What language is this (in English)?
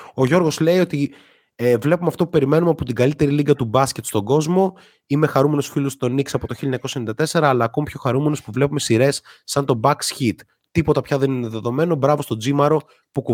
Greek